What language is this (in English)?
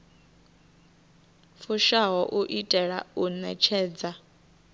Venda